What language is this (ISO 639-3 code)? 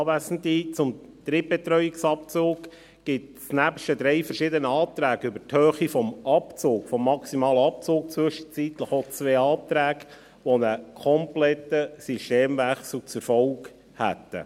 gsw